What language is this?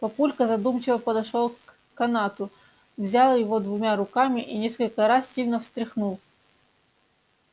Russian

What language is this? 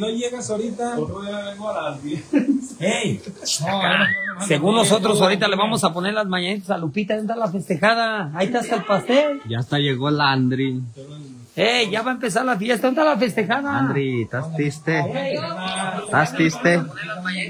Spanish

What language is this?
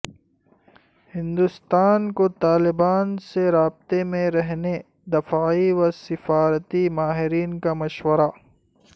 Urdu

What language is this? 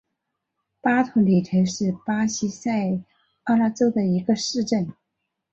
Chinese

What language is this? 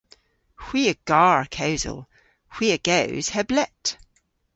Cornish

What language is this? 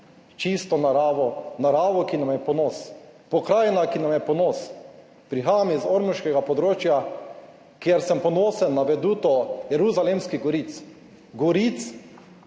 Slovenian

